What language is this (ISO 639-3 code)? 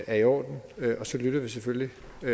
dan